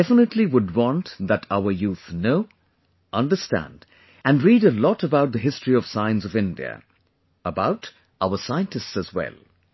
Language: English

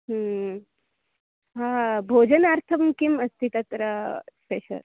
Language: Sanskrit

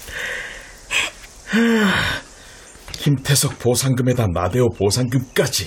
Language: Korean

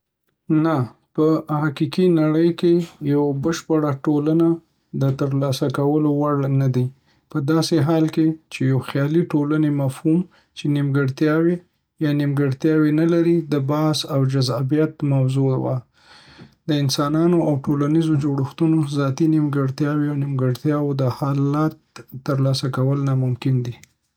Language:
Pashto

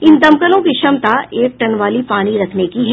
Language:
Hindi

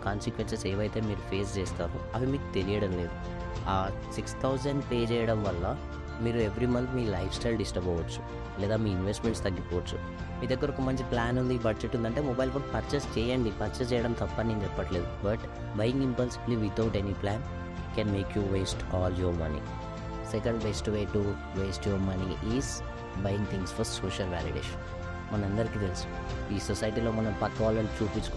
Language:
Telugu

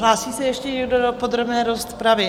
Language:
Czech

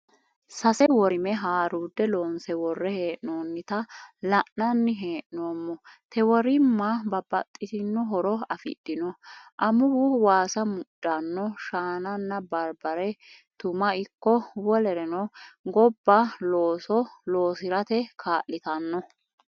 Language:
Sidamo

